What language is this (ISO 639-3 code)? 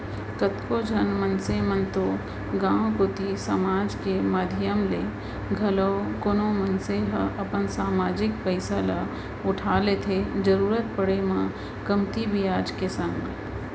hne